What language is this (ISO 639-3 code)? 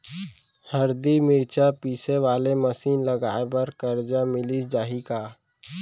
hne